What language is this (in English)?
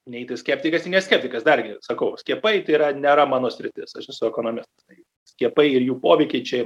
Lithuanian